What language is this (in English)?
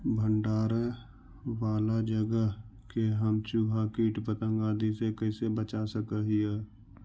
Magahi